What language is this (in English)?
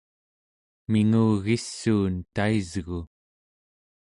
Central Yupik